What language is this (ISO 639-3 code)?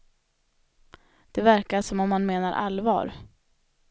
swe